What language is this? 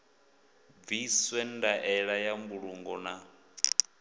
Venda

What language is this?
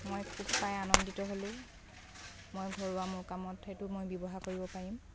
Assamese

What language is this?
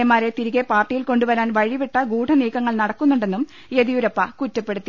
Malayalam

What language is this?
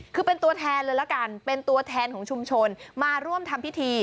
Thai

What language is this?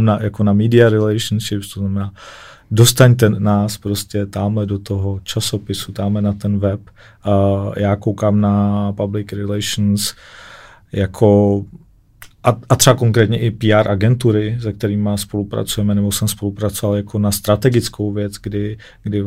Czech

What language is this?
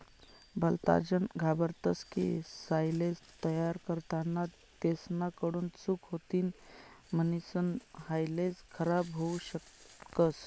Marathi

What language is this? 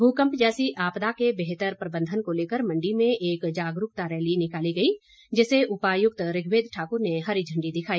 Hindi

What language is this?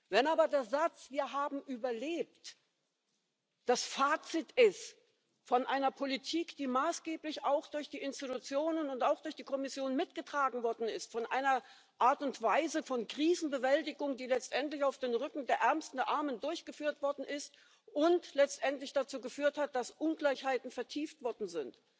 German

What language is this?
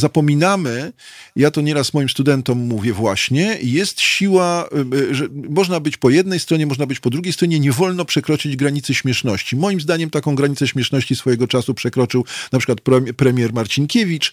Polish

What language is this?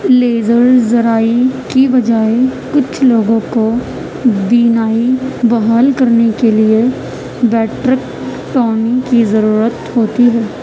Urdu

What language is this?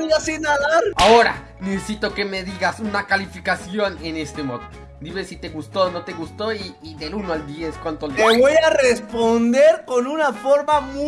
Spanish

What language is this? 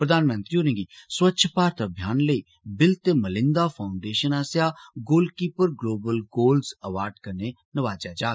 Dogri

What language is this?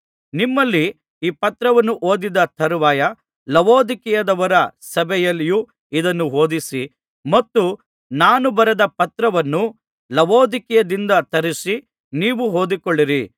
Kannada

